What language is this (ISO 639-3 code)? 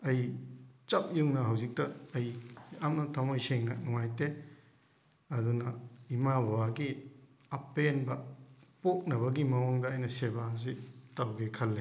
mni